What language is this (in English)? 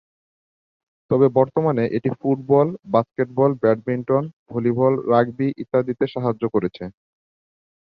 Bangla